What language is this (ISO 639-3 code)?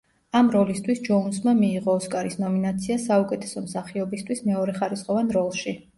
kat